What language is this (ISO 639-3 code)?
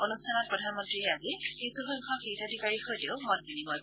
asm